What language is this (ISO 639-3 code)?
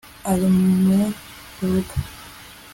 kin